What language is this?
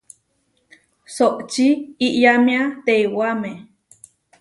Huarijio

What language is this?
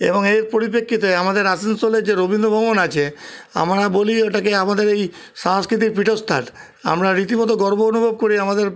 Bangla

